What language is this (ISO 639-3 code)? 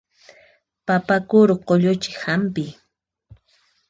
qxp